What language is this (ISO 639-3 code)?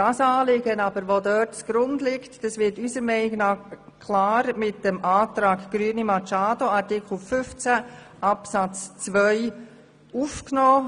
gsw